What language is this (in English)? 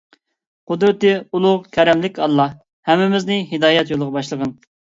Uyghur